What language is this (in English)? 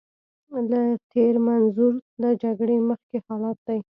Pashto